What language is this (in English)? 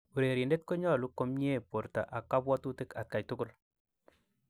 Kalenjin